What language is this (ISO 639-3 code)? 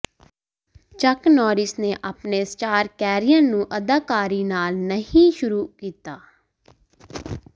pan